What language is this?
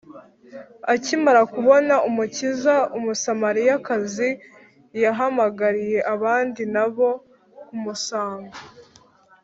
Kinyarwanda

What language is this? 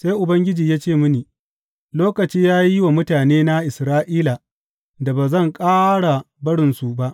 Hausa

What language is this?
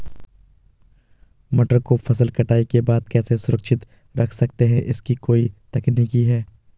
Hindi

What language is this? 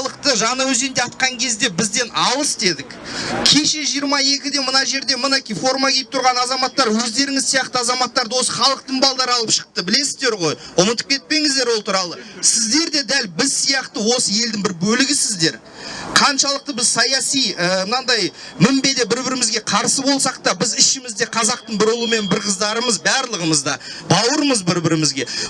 Turkish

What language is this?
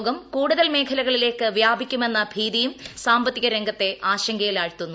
Malayalam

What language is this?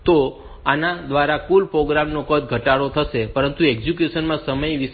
Gujarati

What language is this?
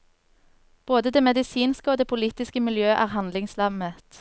Norwegian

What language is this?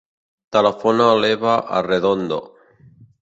Catalan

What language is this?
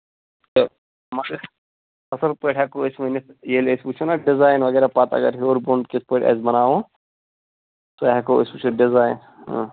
Kashmiri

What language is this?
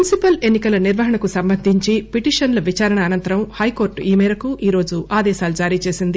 Telugu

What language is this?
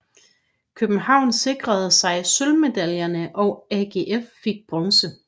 Danish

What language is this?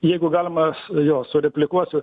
Lithuanian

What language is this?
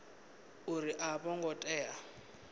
Venda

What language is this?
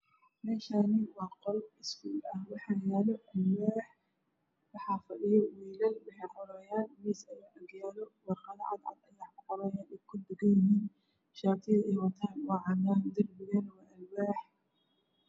Somali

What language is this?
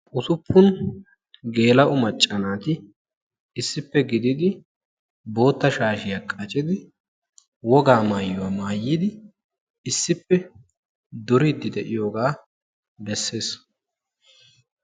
Wolaytta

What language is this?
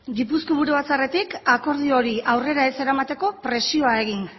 Basque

